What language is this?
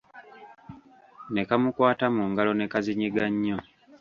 Ganda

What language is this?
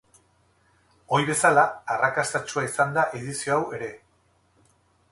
Basque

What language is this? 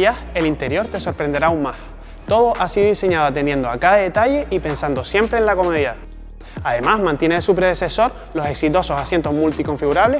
Spanish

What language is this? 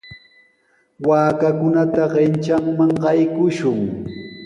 Sihuas Ancash Quechua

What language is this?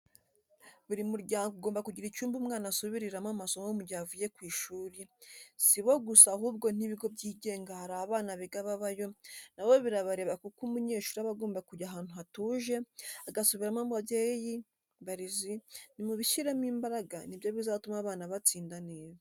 Kinyarwanda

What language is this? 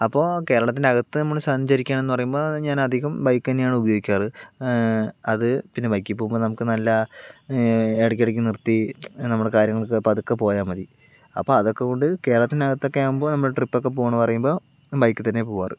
Malayalam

